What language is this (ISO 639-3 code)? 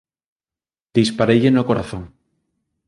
glg